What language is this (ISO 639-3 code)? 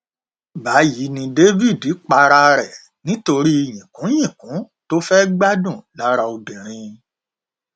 yor